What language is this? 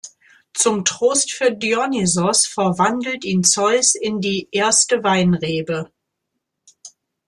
German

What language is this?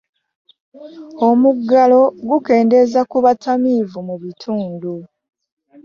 Ganda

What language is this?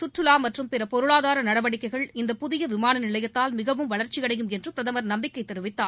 Tamil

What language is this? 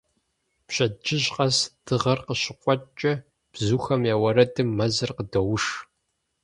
Kabardian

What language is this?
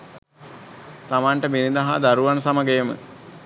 Sinhala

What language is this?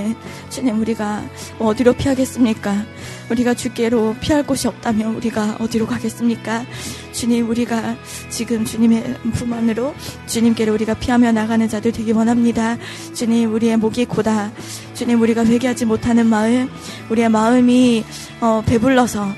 Korean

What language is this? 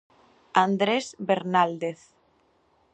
Galician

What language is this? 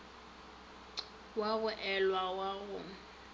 Northern Sotho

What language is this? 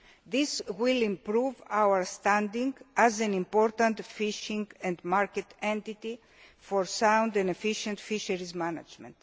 English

